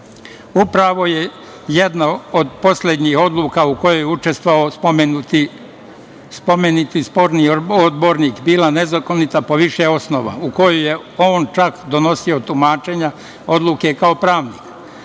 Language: Serbian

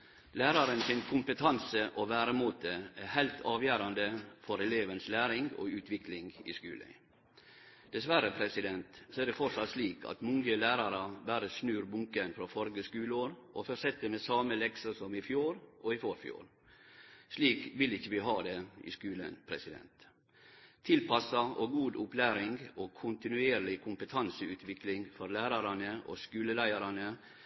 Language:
Norwegian Nynorsk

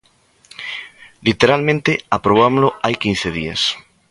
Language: Galician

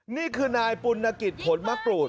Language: Thai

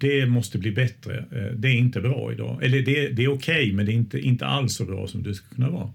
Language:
Swedish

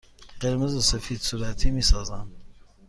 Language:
Persian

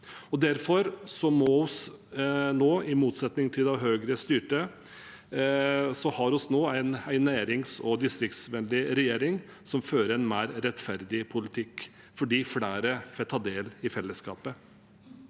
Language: Norwegian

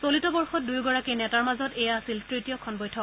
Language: Assamese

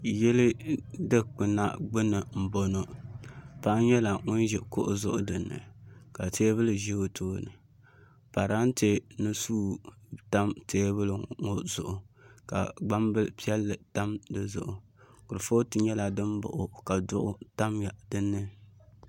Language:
Dagbani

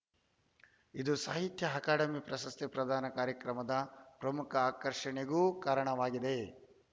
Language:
Kannada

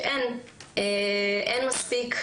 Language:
Hebrew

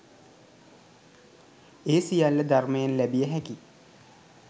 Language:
Sinhala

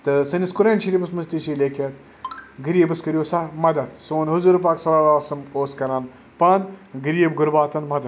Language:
Kashmiri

